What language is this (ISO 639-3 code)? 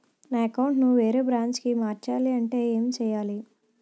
tel